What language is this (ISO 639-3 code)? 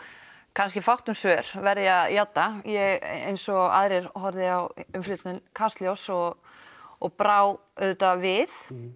isl